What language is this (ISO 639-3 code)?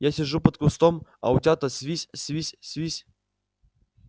rus